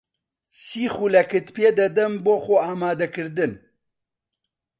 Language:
Central Kurdish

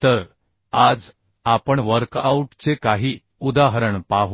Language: Marathi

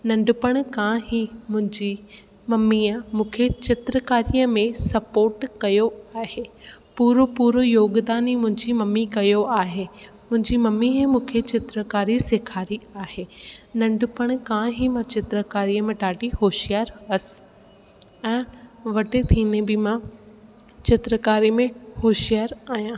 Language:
Sindhi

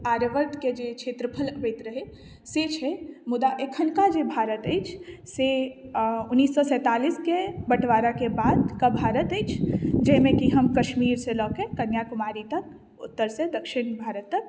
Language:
Maithili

